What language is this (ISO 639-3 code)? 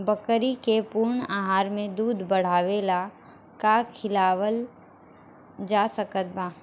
bho